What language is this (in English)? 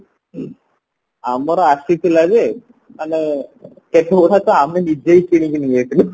Odia